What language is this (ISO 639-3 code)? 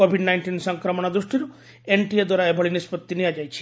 ori